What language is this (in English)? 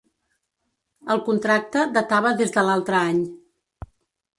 Catalan